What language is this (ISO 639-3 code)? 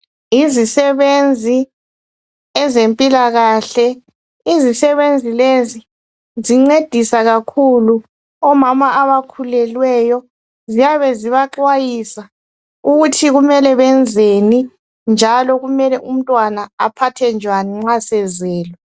nde